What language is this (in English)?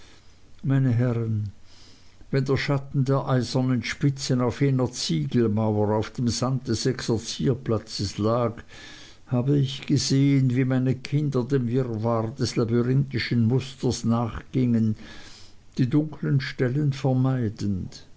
German